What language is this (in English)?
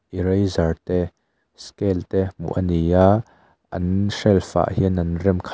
Mizo